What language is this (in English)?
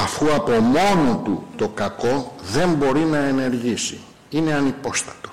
Greek